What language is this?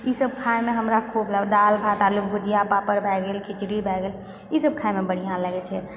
Maithili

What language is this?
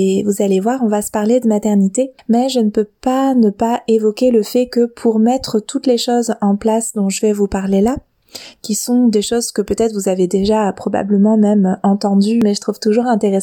French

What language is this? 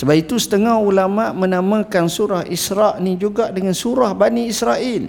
Malay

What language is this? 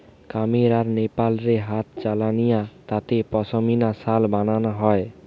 Bangla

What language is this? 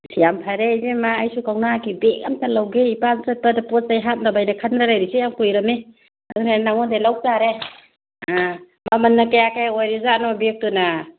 Manipuri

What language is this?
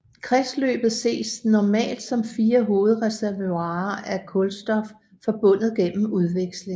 Danish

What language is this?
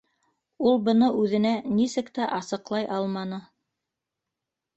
Bashkir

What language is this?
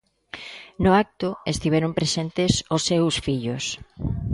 Galician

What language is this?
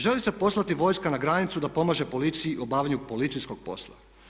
Croatian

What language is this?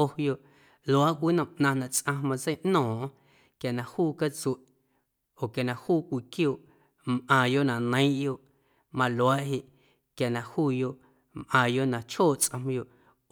Guerrero Amuzgo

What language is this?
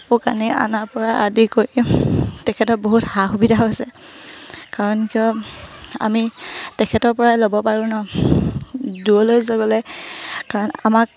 Assamese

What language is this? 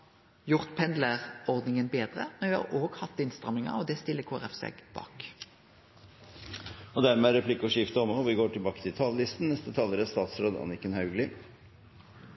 Norwegian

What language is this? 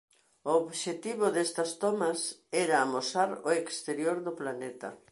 Galician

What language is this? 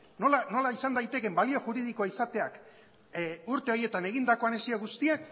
Basque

